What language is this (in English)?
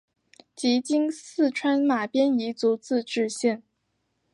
Chinese